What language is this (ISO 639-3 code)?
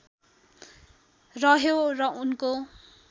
nep